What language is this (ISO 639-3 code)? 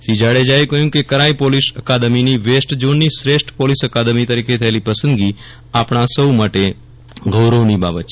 guj